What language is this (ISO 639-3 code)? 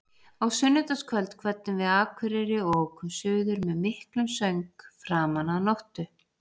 isl